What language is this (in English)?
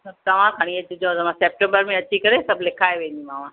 Sindhi